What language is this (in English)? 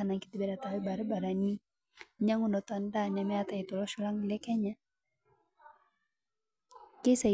Masai